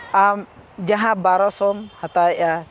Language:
Santali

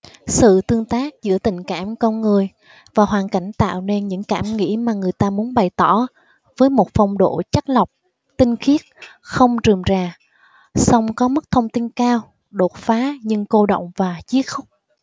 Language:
Vietnamese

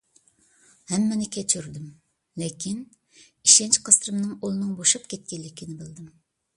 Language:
Uyghur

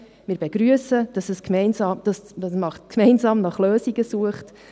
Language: Swiss German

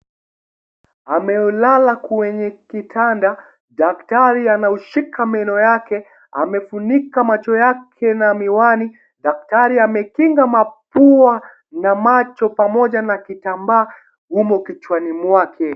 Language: Swahili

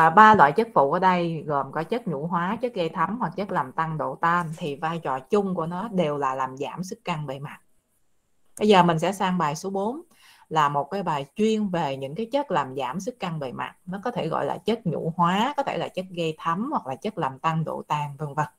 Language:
Vietnamese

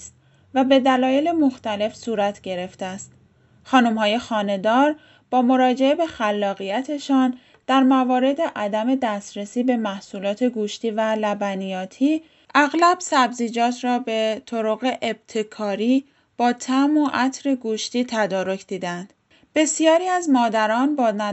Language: Persian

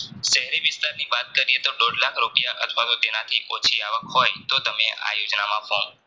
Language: Gujarati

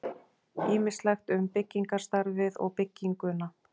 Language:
Icelandic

